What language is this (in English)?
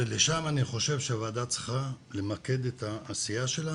Hebrew